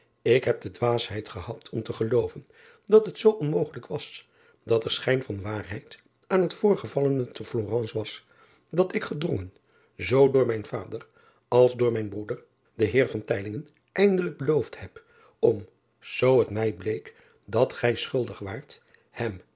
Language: Dutch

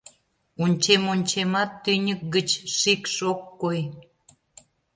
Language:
Mari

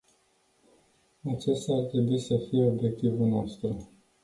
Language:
Romanian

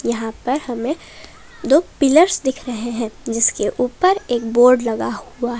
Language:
Hindi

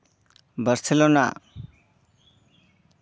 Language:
Santali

